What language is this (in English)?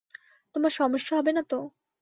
Bangla